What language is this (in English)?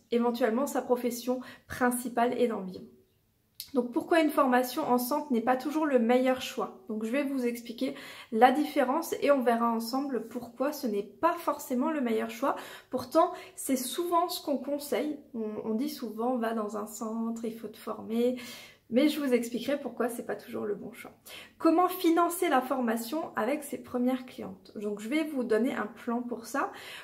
French